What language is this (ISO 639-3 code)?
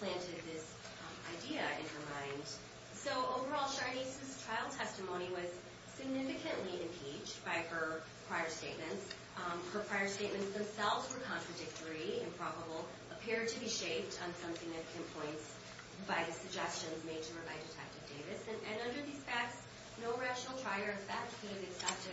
eng